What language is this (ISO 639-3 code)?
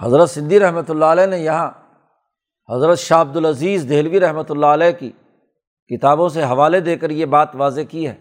urd